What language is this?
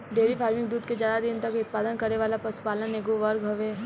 Bhojpuri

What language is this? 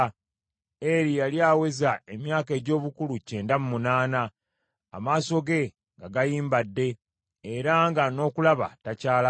Ganda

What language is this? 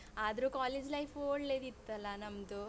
Kannada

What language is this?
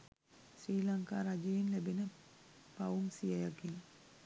Sinhala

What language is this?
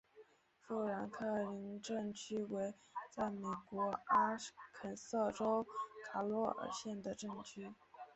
Chinese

